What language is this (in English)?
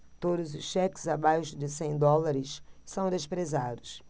Portuguese